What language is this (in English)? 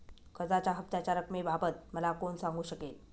Marathi